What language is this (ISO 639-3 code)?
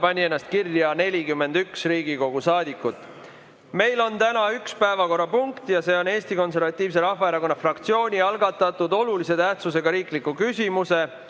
est